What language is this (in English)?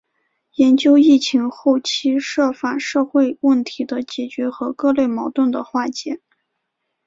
Chinese